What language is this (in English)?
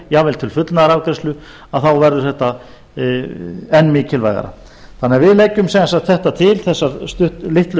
Icelandic